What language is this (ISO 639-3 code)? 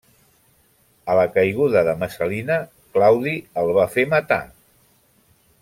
cat